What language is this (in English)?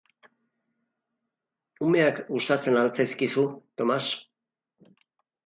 Basque